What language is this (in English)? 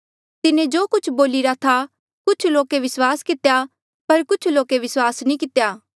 Mandeali